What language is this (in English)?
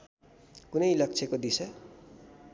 Nepali